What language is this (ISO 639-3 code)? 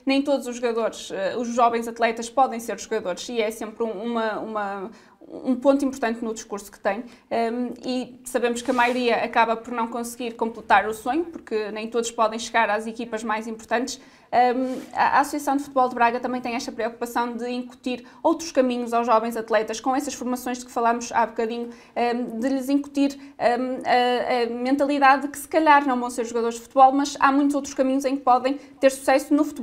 por